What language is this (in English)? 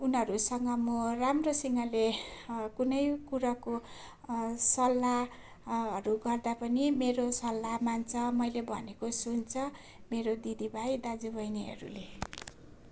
Nepali